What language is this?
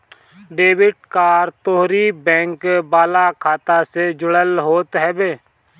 Bhojpuri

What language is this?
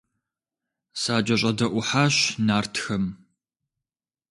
Kabardian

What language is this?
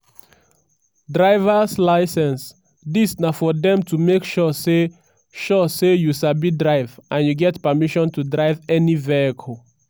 Nigerian Pidgin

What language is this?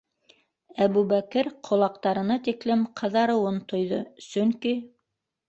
Bashkir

